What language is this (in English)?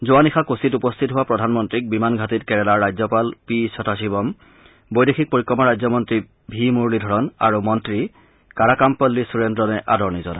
Assamese